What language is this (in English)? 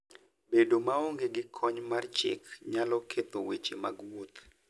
Luo (Kenya and Tanzania)